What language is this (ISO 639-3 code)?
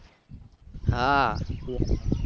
guj